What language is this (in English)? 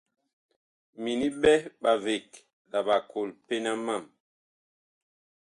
Bakoko